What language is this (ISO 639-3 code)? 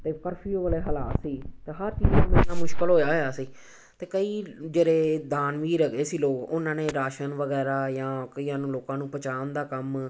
pan